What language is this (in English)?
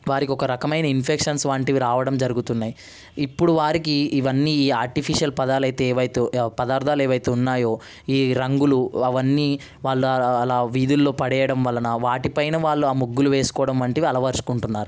Telugu